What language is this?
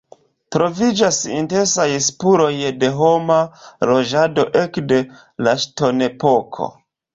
Esperanto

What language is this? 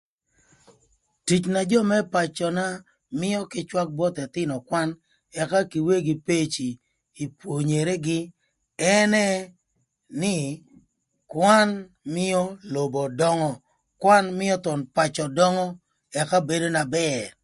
Thur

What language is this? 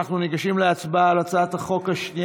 Hebrew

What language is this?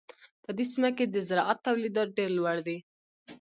Pashto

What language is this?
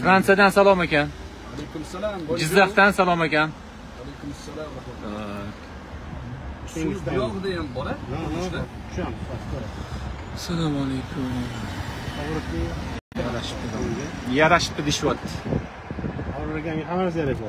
Turkish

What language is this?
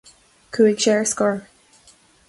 Irish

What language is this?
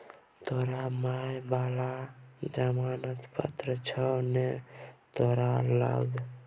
Maithili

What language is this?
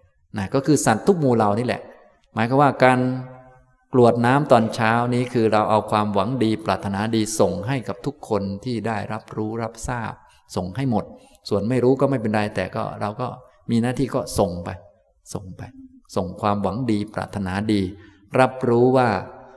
Thai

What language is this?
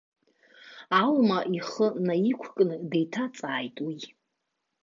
Abkhazian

